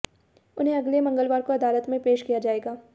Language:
Hindi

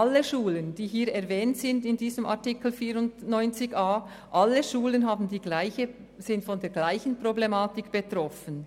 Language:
Swiss German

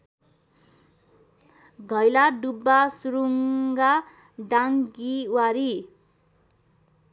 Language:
Nepali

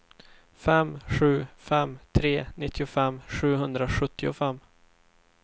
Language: Swedish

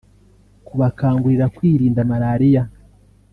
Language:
Kinyarwanda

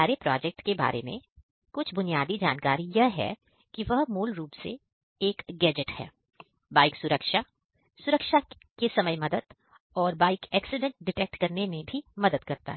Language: Hindi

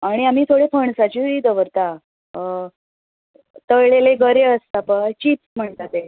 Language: Konkani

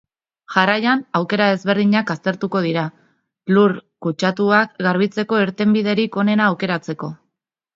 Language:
Basque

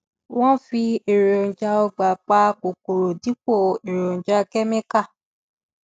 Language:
Yoruba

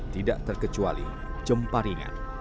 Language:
Indonesian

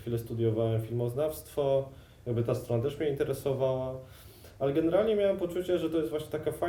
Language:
Polish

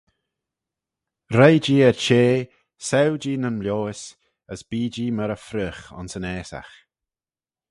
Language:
Manx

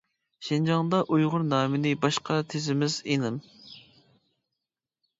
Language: Uyghur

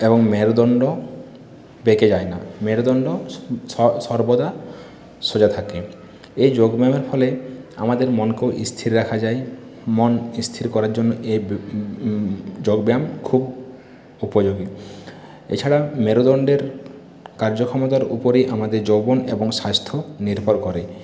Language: Bangla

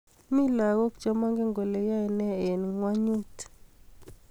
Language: Kalenjin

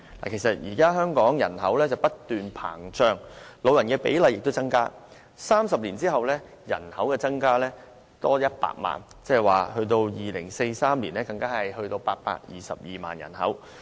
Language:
Cantonese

